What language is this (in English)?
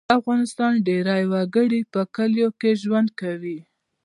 Pashto